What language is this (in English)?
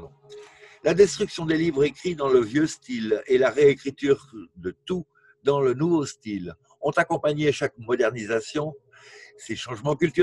French